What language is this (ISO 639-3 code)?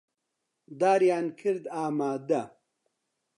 ckb